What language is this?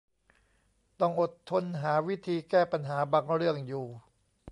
Thai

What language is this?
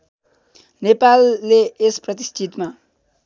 Nepali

